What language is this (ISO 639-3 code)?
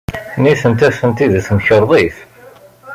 kab